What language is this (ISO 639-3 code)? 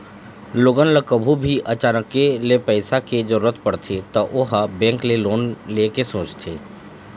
hne